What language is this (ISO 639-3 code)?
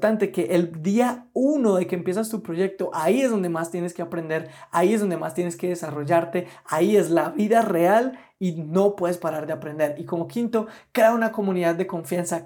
spa